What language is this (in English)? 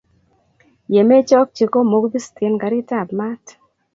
Kalenjin